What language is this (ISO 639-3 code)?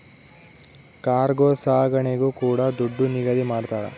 kan